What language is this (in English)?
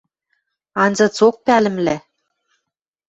Western Mari